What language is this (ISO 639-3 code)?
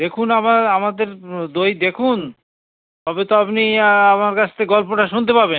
ben